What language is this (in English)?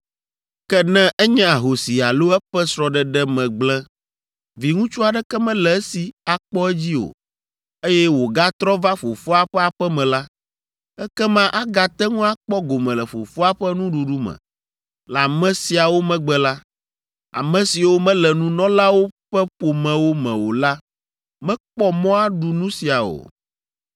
Ewe